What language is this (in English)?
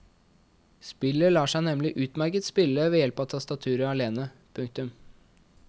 Norwegian